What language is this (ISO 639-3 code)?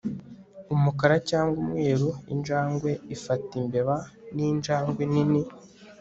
kin